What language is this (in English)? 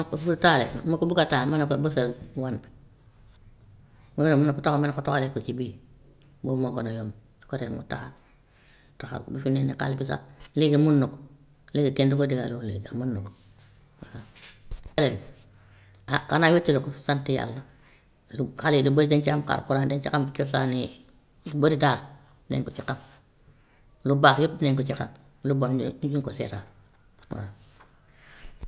Gambian Wolof